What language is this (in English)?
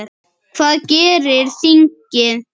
Icelandic